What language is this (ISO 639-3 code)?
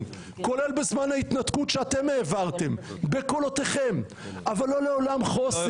heb